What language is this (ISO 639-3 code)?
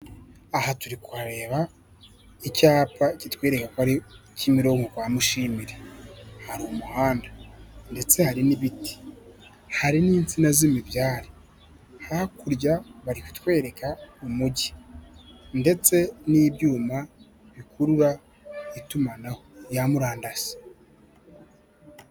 kin